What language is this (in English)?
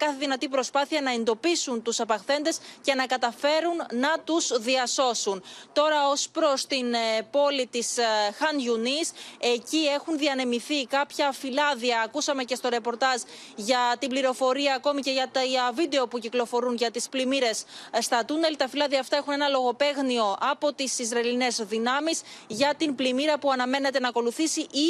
Greek